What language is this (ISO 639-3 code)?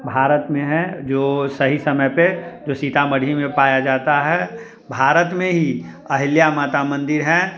hin